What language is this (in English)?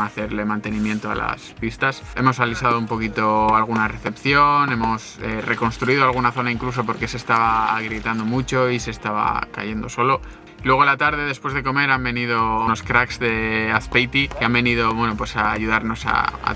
Spanish